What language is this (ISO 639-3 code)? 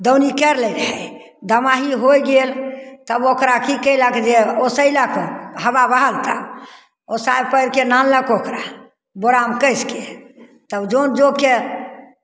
mai